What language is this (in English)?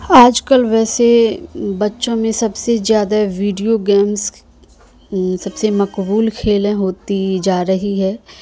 Urdu